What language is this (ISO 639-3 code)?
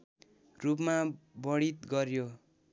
nep